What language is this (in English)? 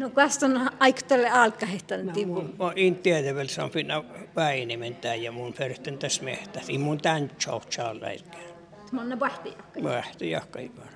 Finnish